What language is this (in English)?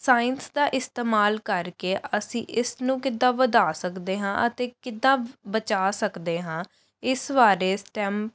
Punjabi